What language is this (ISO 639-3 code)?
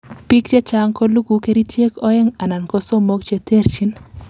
kln